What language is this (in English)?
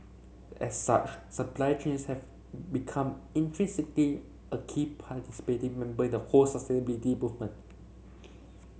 English